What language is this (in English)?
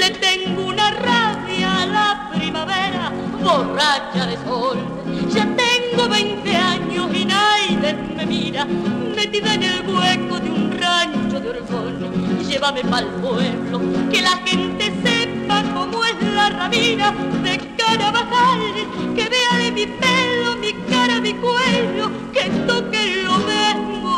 Spanish